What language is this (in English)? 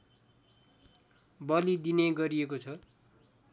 Nepali